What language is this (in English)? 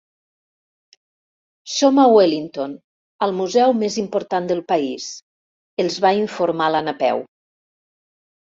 Catalan